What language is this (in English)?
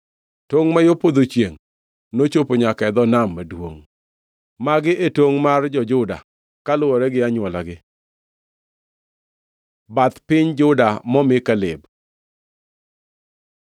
Luo (Kenya and Tanzania)